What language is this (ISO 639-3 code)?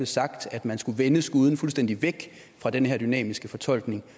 dan